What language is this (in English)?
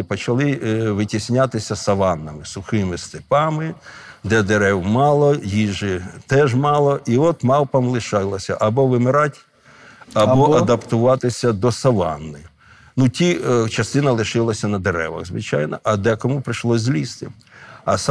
Ukrainian